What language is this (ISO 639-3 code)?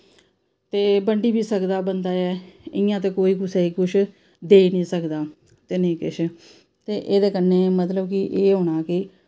doi